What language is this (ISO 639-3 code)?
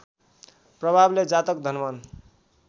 nep